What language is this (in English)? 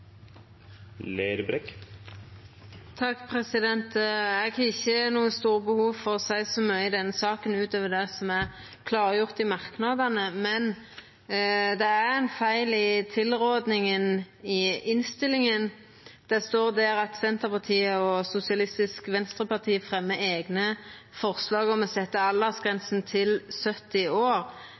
Norwegian Nynorsk